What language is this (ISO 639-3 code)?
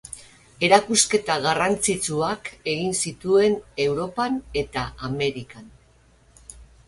eus